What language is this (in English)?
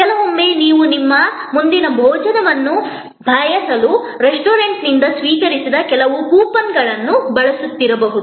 Kannada